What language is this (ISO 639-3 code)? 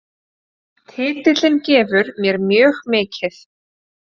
isl